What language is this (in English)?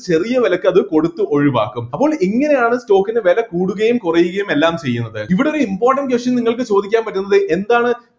Malayalam